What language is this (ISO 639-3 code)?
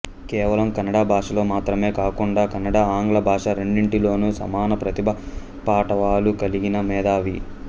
tel